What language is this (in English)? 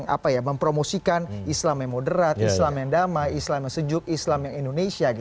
Indonesian